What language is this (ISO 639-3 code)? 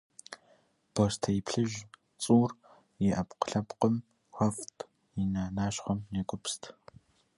kbd